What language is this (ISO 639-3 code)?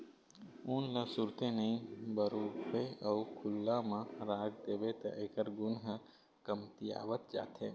hne